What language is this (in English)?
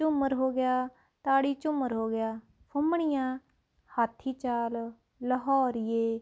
Punjabi